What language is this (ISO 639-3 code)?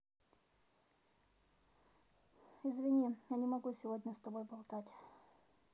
rus